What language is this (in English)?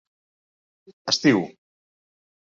Catalan